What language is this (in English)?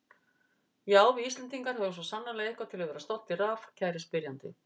Icelandic